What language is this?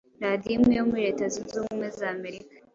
Kinyarwanda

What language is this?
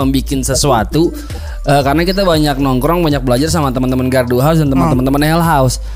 Indonesian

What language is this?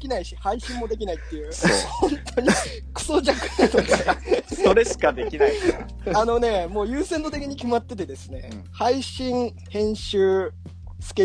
Japanese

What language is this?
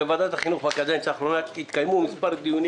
Hebrew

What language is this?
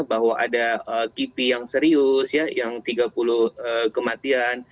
Indonesian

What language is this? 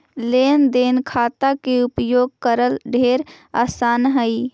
Magahi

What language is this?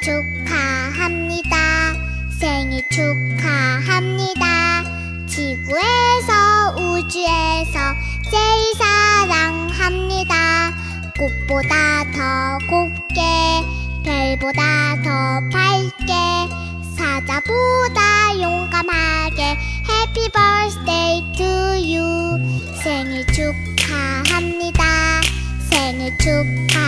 Vietnamese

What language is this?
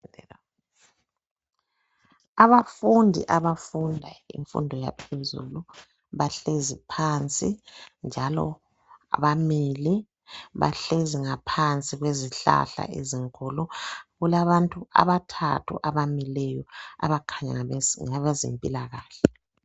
North Ndebele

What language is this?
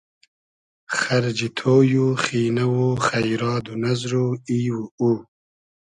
Hazaragi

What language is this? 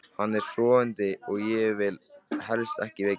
Icelandic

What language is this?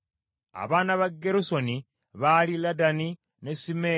Ganda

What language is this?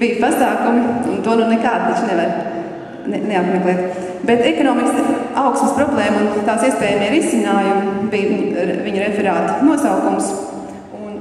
Latvian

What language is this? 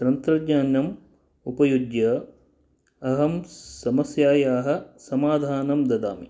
Sanskrit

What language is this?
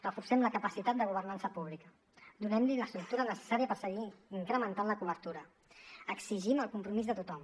Catalan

